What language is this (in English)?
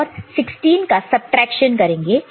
Hindi